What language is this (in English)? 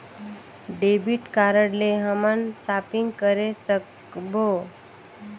Chhattisgarhi